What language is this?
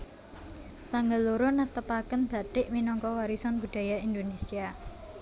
Javanese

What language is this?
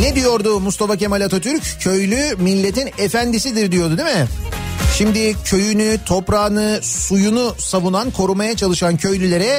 Turkish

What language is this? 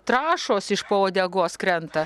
Lithuanian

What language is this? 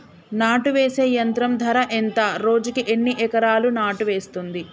Telugu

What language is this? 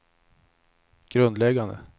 Swedish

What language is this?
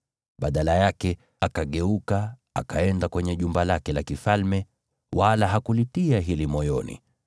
Swahili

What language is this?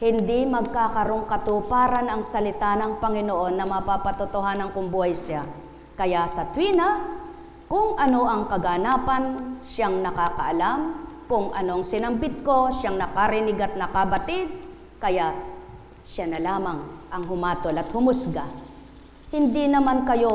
Filipino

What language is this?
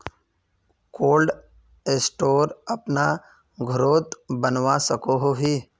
Magahi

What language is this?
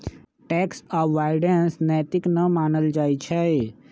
Magahi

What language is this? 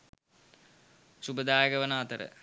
Sinhala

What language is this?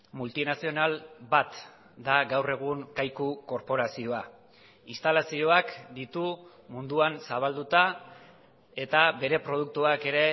Basque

